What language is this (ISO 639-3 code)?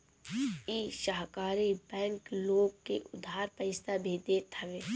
bho